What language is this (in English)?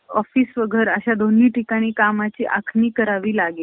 Marathi